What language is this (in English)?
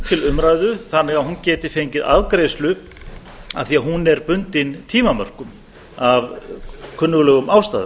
Icelandic